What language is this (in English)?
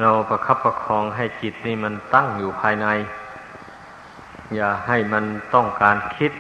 Thai